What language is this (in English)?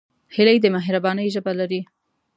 Pashto